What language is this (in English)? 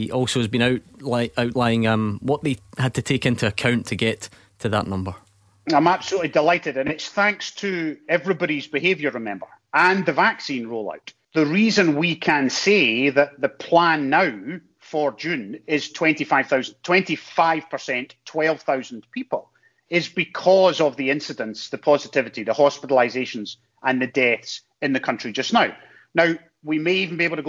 English